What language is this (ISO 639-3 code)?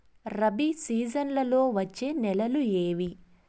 tel